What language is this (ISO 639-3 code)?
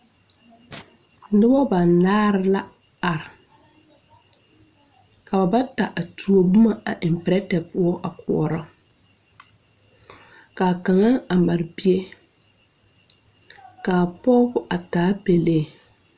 dga